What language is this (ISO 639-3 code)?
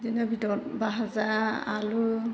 brx